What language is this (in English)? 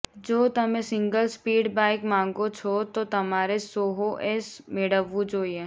Gujarati